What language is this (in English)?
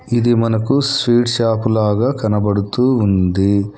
Telugu